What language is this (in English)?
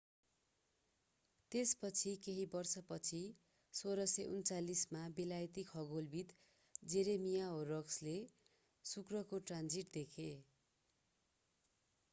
Nepali